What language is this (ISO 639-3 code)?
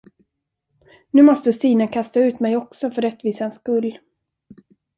swe